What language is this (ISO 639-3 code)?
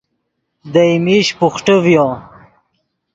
ydg